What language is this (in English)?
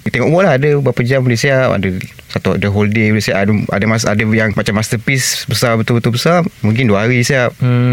Malay